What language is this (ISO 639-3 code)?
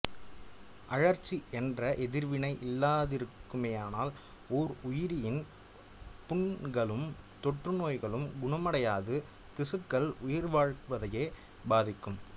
tam